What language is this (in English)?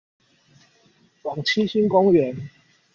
Chinese